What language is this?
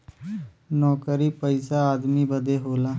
Bhojpuri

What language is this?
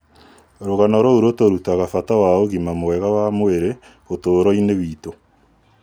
Kikuyu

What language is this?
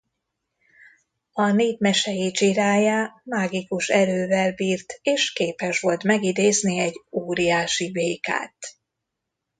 Hungarian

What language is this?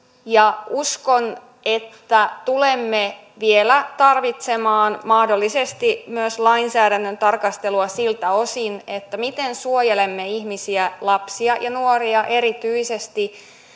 Finnish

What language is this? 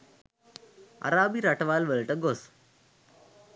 Sinhala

